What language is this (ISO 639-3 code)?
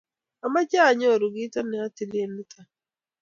kln